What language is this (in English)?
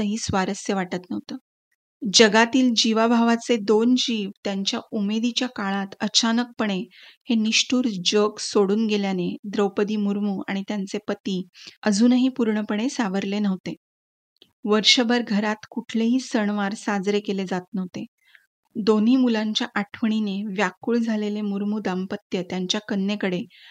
Marathi